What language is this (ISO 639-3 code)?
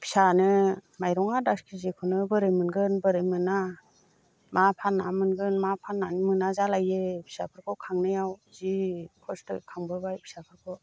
brx